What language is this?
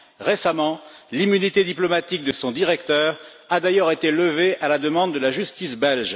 French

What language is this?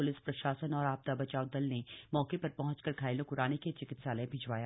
Hindi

